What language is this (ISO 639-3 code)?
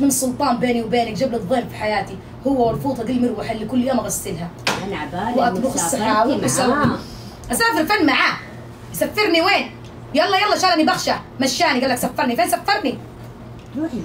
ara